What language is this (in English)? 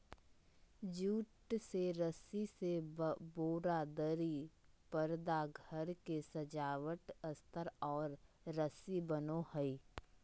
Magahi